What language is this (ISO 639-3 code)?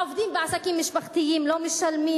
heb